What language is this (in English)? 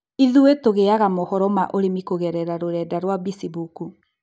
Kikuyu